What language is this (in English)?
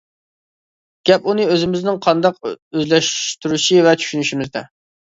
Uyghur